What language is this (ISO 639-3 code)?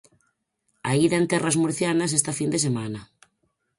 glg